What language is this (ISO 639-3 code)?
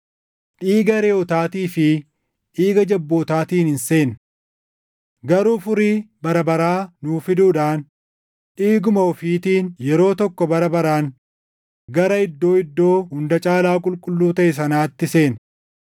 orm